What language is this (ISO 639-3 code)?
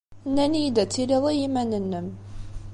kab